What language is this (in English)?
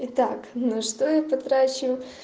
Russian